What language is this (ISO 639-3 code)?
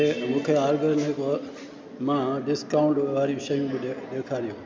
snd